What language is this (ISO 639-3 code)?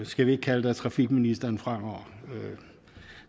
dan